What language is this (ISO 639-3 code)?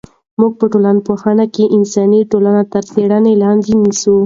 pus